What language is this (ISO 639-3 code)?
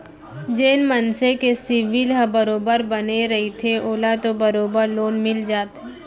hne